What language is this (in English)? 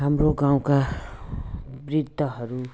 Nepali